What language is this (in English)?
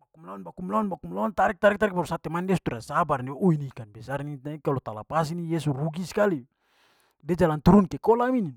Papuan Malay